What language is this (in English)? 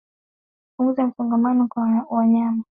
Swahili